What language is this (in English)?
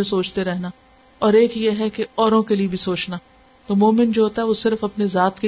Urdu